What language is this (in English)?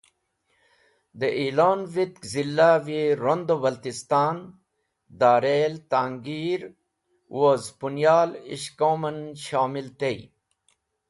Wakhi